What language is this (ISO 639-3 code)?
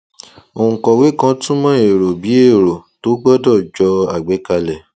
yor